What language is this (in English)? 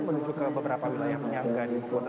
Indonesian